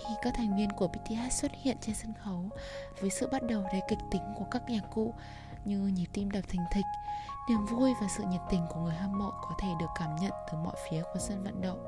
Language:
Vietnamese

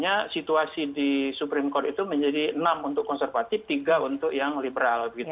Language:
Indonesian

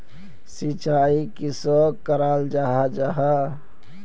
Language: Magahi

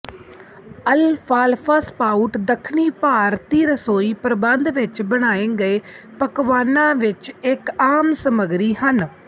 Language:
Punjabi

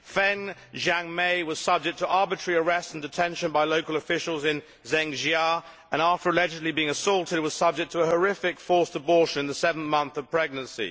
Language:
English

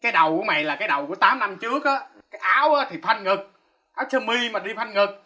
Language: Vietnamese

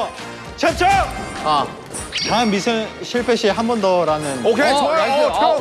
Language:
Korean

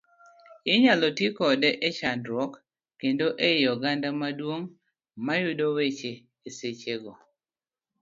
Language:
Luo (Kenya and Tanzania)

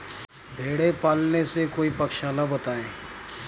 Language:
Hindi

